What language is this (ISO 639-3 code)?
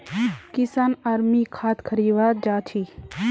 mag